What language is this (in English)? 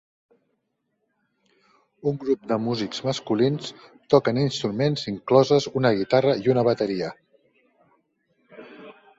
Catalan